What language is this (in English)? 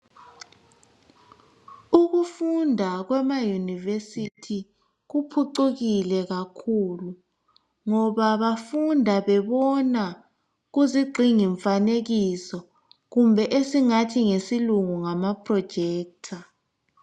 North Ndebele